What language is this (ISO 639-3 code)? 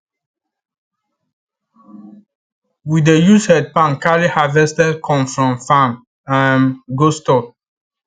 pcm